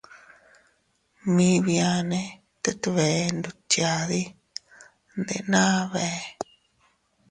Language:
Teutila Cuicatec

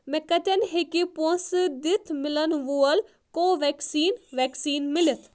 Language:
Kashmiri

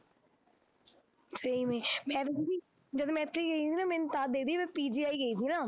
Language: Punjabi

